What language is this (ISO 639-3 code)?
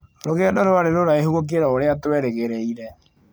kik